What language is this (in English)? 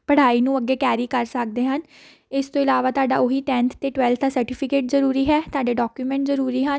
Punjabi